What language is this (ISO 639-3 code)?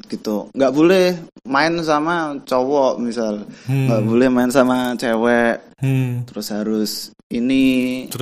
ind